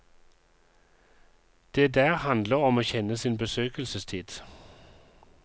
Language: Norwegian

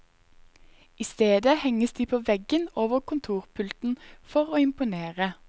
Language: Norwegian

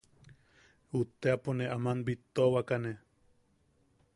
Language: Yaqui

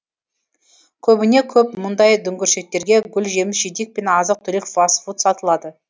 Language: Kazakh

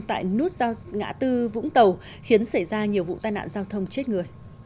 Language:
Vietnamese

